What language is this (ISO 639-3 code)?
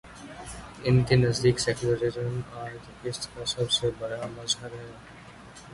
urd